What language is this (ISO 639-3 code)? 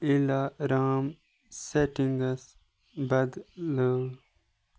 kas